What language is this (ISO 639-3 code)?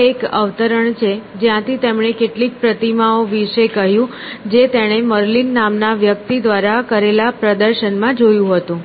guj